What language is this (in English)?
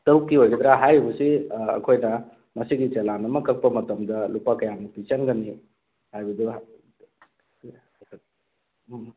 Manipuri